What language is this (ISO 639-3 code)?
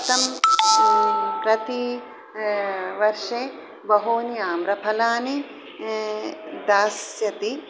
san